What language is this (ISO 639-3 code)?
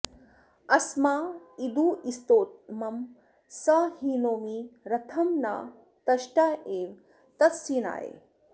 san